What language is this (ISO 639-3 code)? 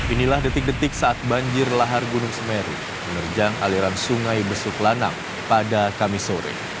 ind